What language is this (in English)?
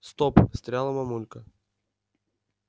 Russian